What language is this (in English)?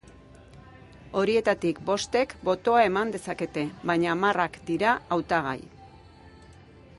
Basque